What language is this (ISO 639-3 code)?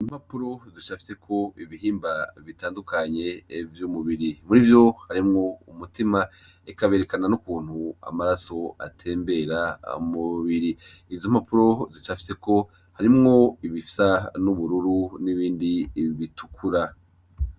run